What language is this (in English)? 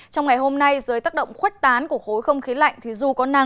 Vietnamese